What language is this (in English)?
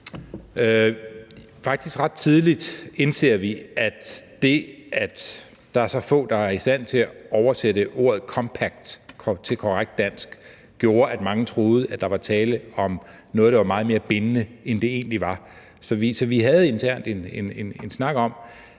Danish